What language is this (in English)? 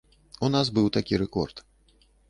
Belarusian